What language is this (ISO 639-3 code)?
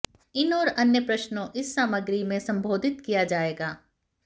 hin